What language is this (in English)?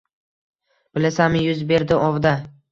Uzbek